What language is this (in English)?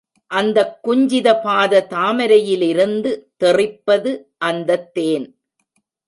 Tamil